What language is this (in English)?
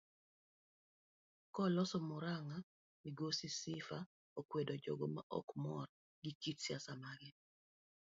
Luo (Kenya and Tanzania)